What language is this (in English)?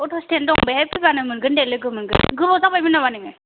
Bodo